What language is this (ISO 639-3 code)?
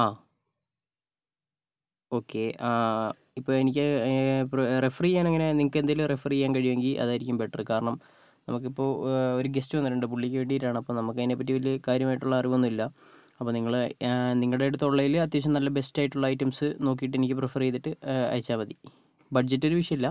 mal